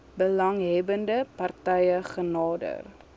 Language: Afrikaans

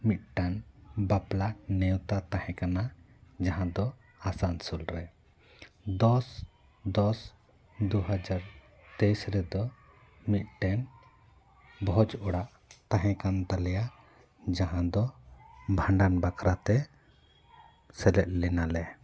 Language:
Santali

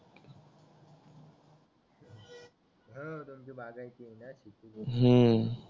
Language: Marathi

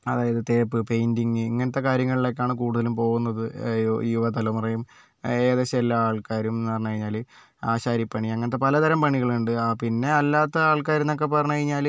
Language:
Malayalam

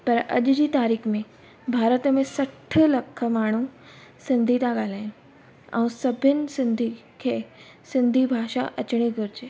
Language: Sindhi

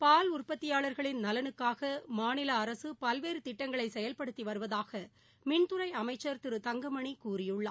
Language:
Tamil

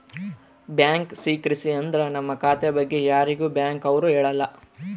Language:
Kannada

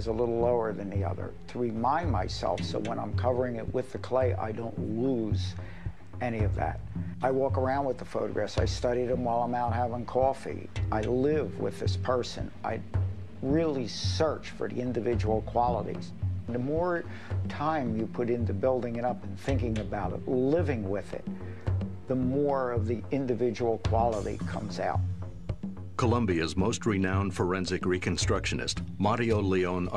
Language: English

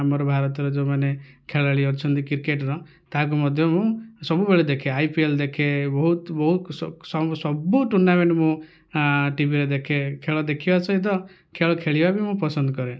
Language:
Odia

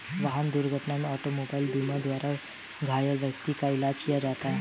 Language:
Hindi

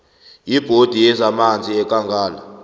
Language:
South Ndebele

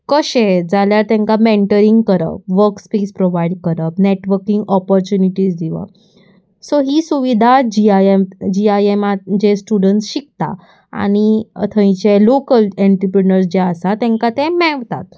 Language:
Konkani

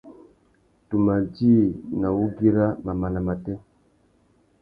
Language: Tuki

